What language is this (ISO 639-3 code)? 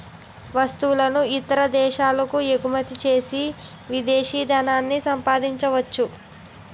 tel